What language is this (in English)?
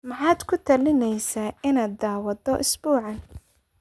Somali